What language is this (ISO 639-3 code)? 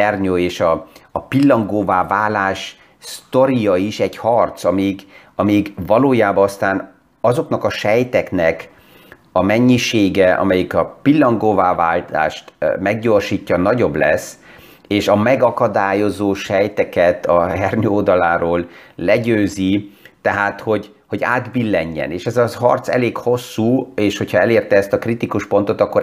hun